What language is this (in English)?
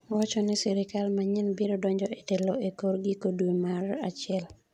Luo (Kenya and Tanzania)